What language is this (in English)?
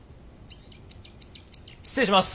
Japanese